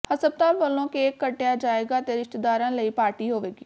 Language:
Punjabi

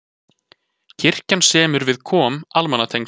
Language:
Icelandic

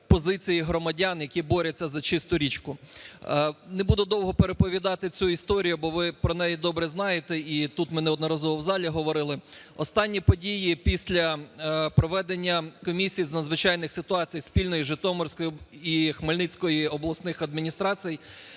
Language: Ukrainian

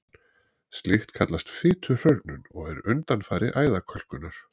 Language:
Icelandic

